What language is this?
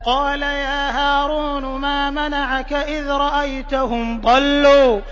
Arabic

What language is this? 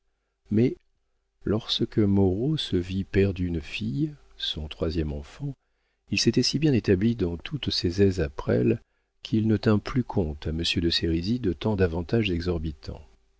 French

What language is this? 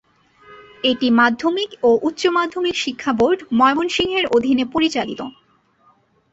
Bangla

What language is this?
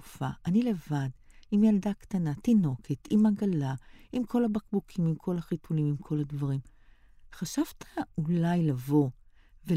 Hebrew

